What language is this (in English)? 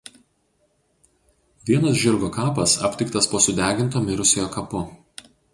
Lithuanian